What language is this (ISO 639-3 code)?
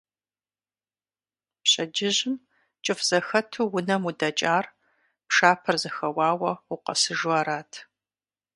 kbd